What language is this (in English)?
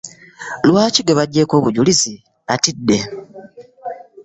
Ganda